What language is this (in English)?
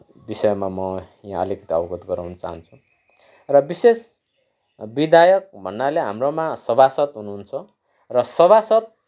Nepali